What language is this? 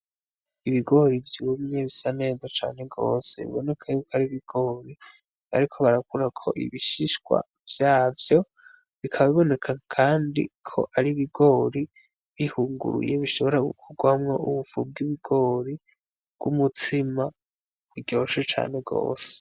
Rundi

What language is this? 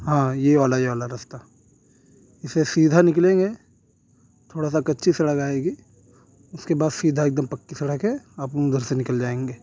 Urdu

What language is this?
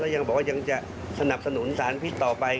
Thai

